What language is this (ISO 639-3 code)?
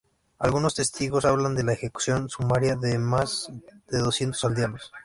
spa